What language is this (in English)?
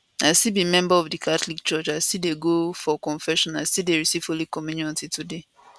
Nigerian Pidgin